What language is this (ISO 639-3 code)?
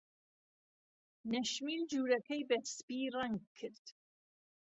ckb